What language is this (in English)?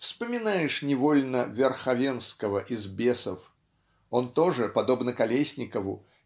Russian